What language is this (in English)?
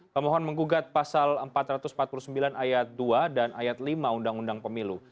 Indonesian